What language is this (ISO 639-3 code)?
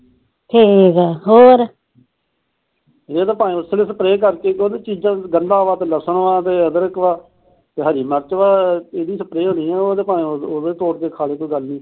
pan